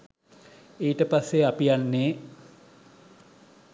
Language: Sinhala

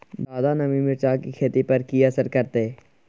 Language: Maithili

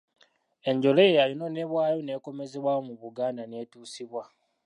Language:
Ganda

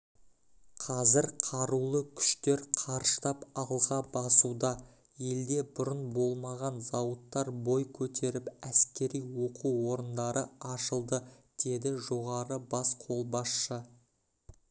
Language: Kazakh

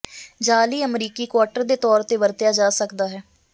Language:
Punjabi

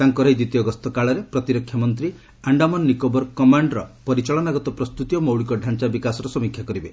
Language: Odia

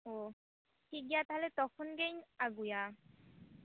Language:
Santali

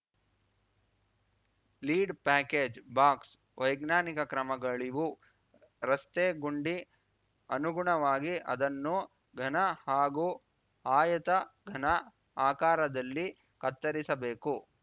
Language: Kannada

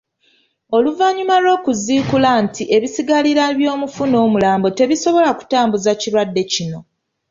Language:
Ganda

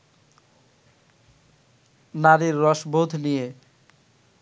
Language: Bangla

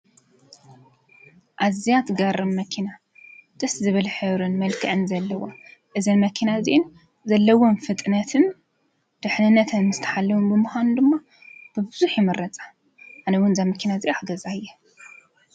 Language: Tigrinya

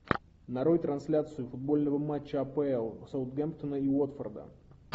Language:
Russian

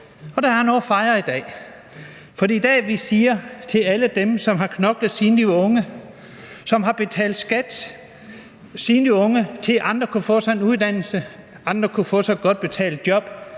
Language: Danish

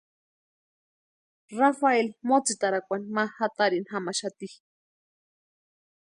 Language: Western Highland Purepecha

